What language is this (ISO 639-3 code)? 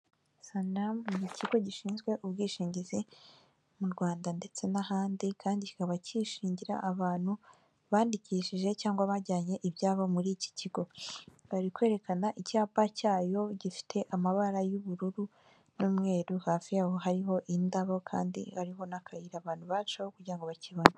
kin